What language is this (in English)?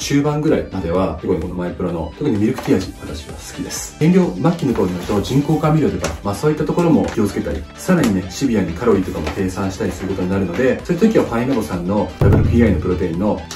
Japanese